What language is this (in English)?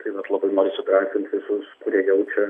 Lithuanian